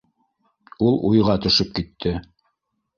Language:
Bashkir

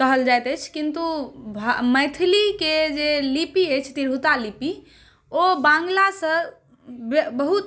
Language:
Maithili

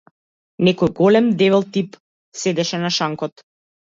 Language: Macedonian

